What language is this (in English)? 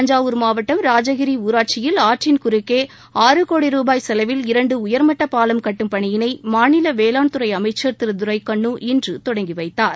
Tamil